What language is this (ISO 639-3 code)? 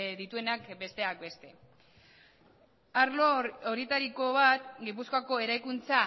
eus